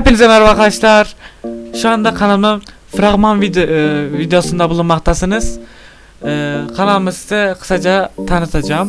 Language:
Turkish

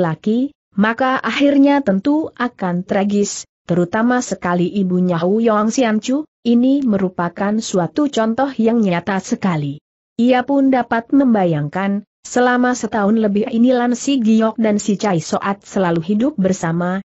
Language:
Indonesian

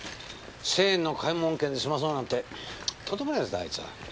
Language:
Japanese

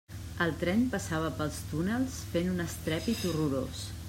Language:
Catalan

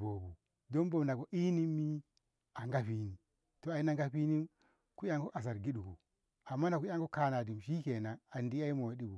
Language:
Ngamo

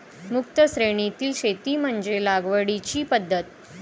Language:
Marathi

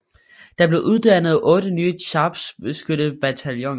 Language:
Danish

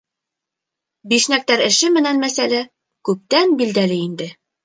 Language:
Bashkir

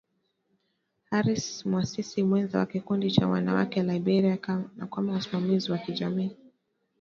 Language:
Swahili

